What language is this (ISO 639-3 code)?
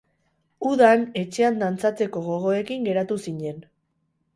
eus